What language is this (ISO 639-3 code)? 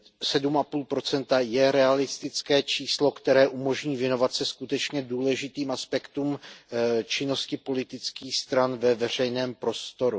ces